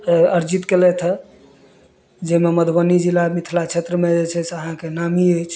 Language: Maithili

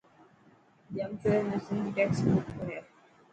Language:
Dhatki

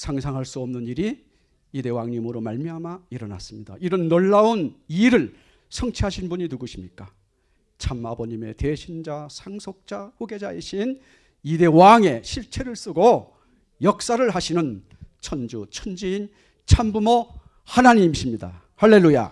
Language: Korean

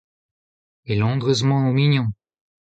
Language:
Breton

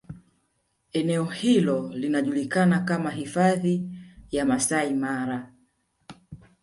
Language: Swahili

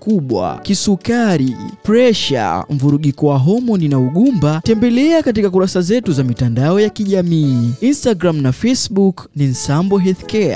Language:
Swahili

